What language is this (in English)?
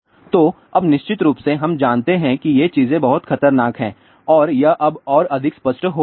Hindi